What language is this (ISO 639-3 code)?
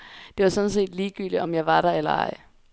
dan